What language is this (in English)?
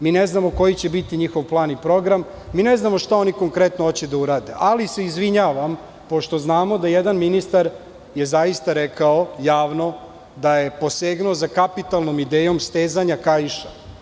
Serbian